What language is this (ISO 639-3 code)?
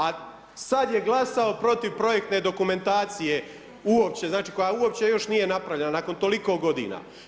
hrv